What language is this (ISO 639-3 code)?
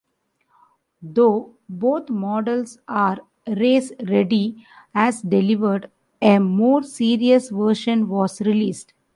eng